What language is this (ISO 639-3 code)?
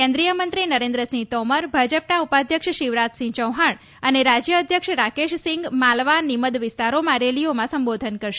guj